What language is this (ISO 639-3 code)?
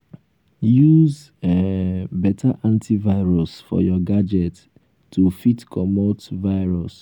pcm